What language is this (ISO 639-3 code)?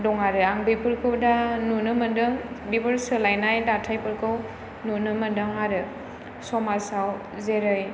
brx